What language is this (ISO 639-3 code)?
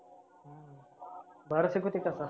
mar